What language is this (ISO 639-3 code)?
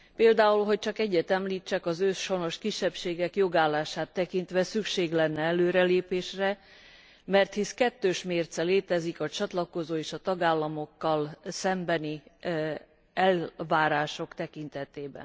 hun